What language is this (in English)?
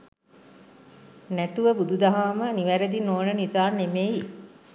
Sinhala